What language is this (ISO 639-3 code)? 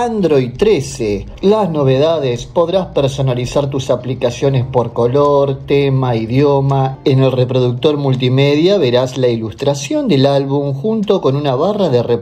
spa